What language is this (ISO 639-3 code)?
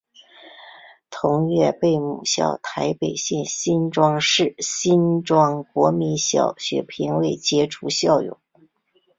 zho